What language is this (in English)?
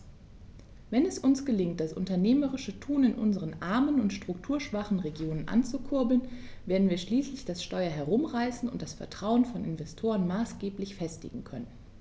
German